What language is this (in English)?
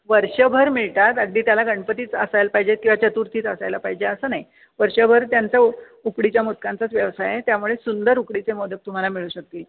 Marathi